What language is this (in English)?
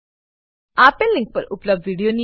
Gujarati